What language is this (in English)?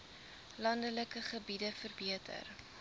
Afrikaans